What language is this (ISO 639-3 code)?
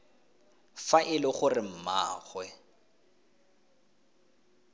tsn